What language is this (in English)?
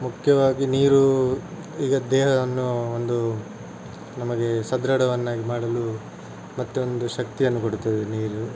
Kannada